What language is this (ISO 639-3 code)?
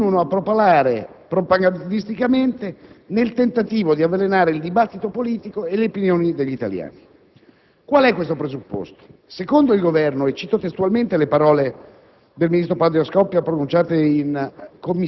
ita